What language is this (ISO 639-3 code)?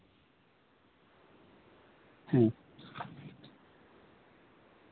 sat